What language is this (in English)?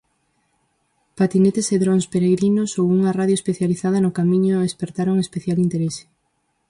Galician